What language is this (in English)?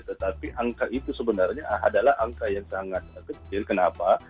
Indonesian